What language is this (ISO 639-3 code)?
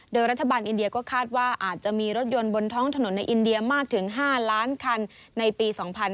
tha